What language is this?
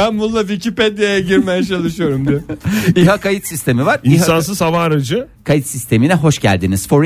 Turkish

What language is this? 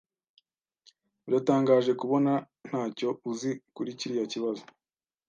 Kinyarwanda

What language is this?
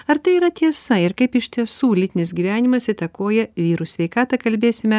Lithuanian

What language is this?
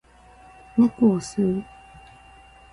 Japanese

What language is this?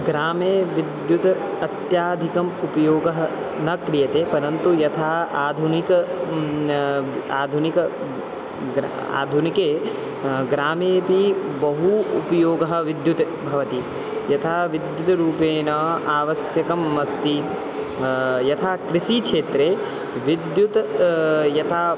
Sanskrit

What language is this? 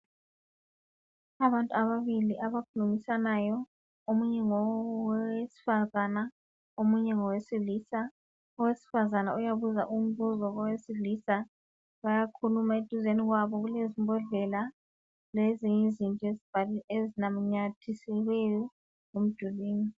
North Ndebele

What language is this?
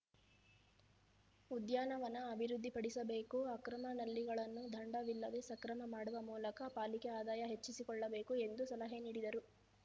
Kannada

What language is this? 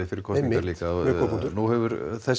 Icelandic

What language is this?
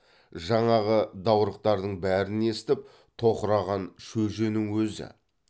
Kazakh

